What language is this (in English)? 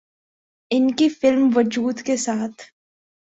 Urdu